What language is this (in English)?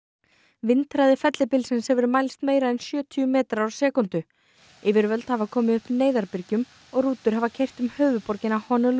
Icelandic